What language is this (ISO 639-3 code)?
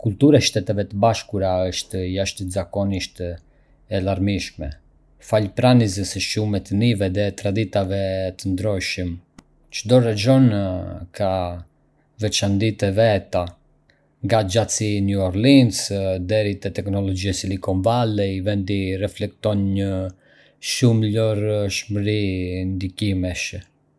aae